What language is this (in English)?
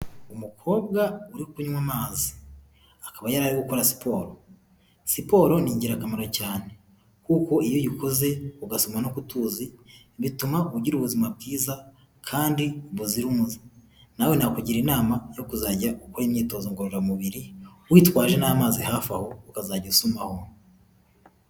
Kinyarwanda